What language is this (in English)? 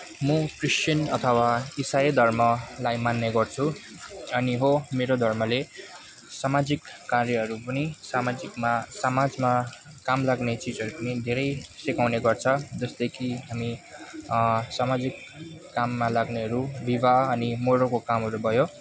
Nepali